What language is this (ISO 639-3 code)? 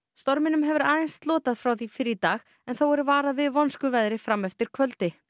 isl